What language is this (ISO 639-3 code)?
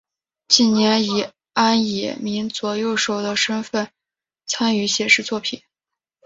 zho